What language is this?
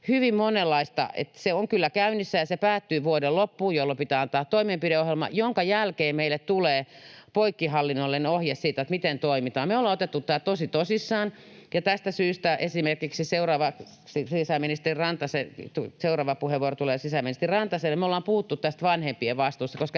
Finnish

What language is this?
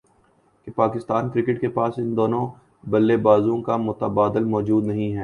Urdu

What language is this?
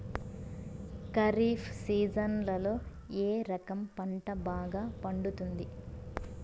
Telugu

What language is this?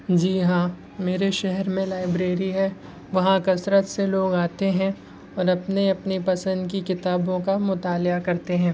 Urdu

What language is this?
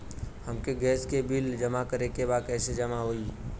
Bhojpuri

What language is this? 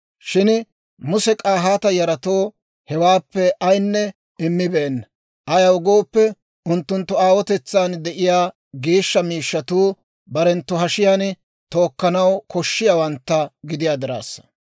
Dawro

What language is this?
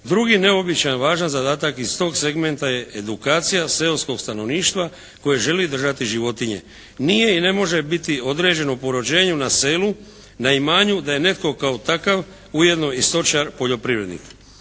Croatian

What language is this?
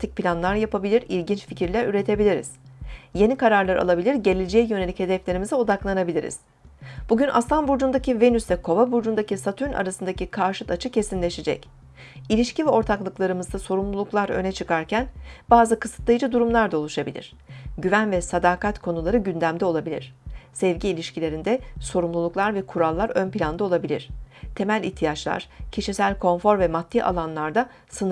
Turkish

